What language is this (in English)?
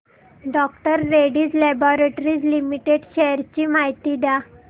Marathi